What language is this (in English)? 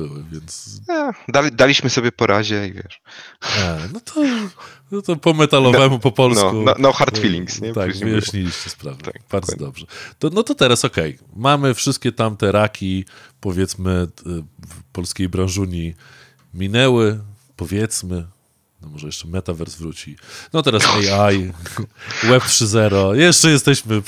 Polish